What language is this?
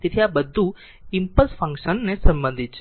Gujarati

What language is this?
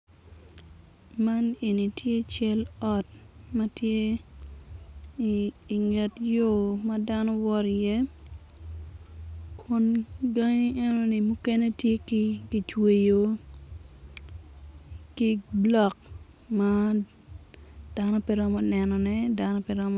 Acoli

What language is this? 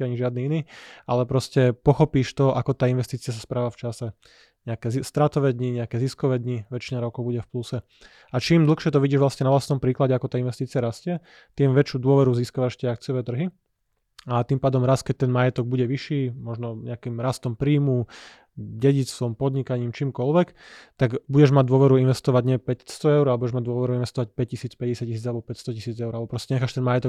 Slovak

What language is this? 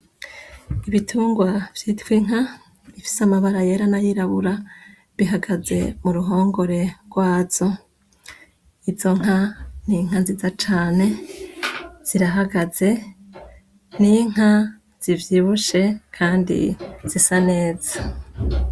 Rundi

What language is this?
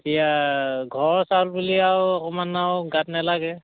Assamese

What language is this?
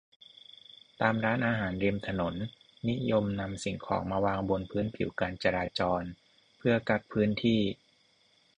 Thai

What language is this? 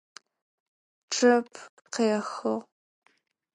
Adyghe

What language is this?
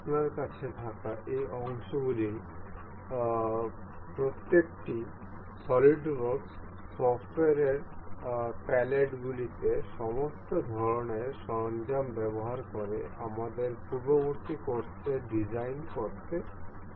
Bangla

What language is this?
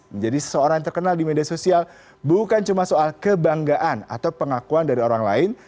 Indonesian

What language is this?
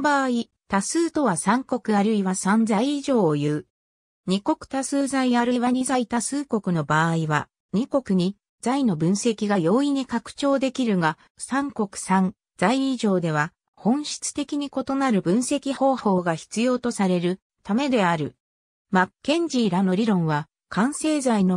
Japanese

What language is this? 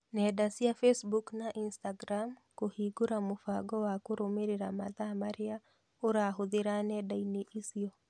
Kikuyu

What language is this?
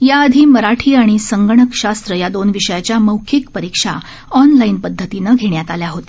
Marathi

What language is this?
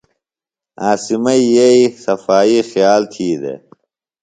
Phalura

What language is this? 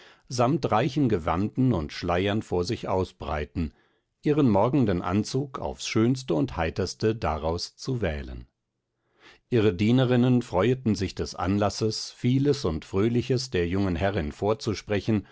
German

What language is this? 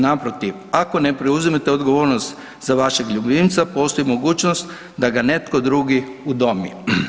Croatian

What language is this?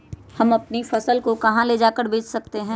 Magahi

